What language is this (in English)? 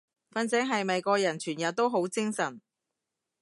Cantonese